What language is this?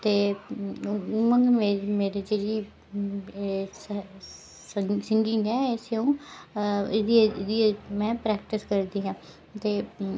Dogri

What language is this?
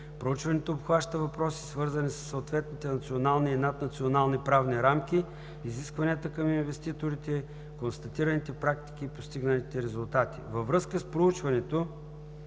Bulgarian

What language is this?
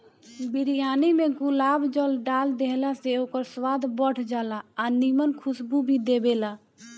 Bhojpuri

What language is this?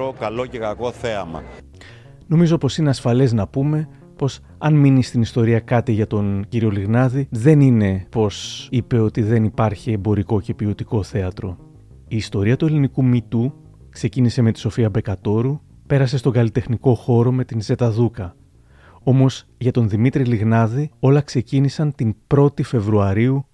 Greek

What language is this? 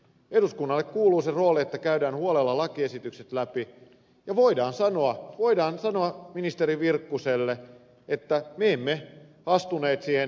Finnish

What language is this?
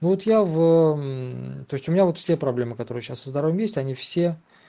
Russian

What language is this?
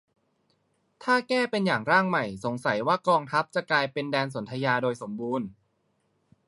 Thai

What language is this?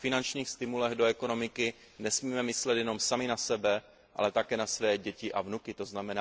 Czech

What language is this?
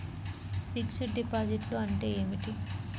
Telugu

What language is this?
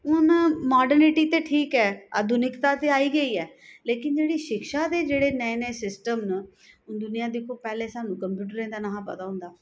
Dogri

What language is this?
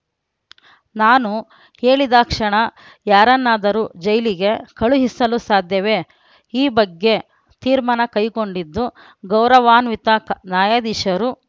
Kannada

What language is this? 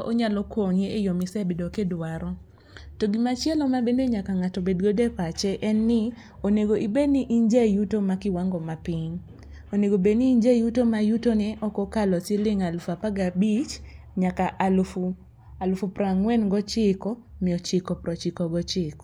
Luo (Kenya and Tanzania)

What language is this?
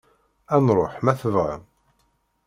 Kabyle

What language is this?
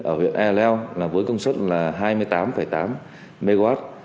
Vietnamese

